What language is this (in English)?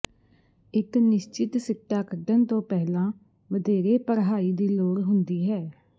Punjabi